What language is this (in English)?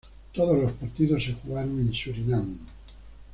Spanish